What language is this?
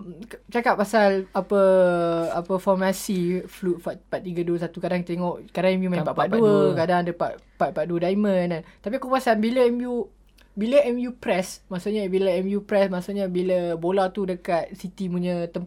Malay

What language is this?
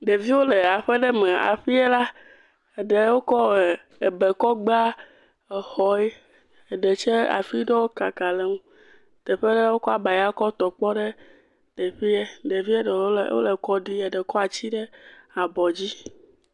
Ewe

